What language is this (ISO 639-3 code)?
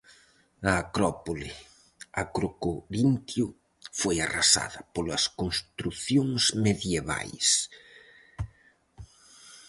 glg